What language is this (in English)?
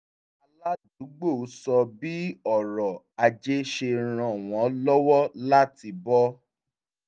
Yoruba